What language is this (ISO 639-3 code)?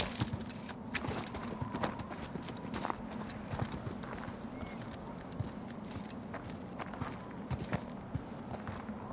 ita